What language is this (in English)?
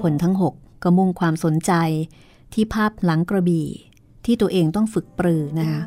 Thai